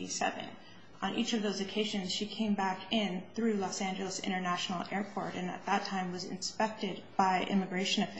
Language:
English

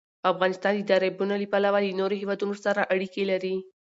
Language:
Pashto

